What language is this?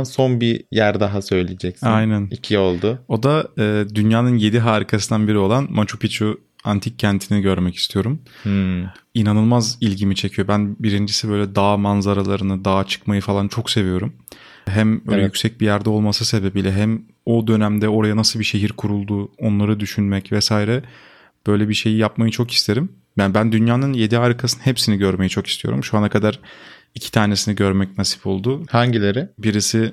Turkish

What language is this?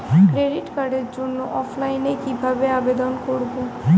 Bangla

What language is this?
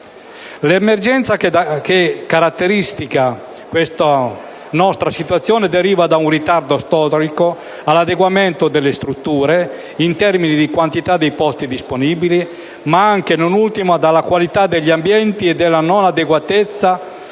Italian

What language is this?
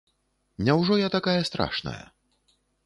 Belarusian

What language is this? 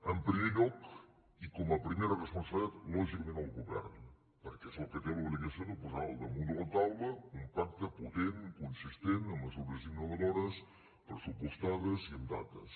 Catalan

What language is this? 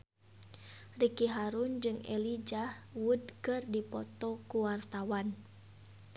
Sundanese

